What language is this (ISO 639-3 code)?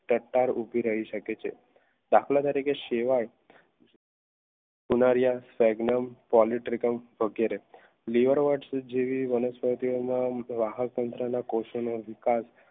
guj